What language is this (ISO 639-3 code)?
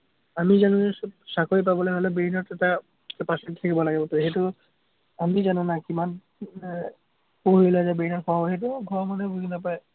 asm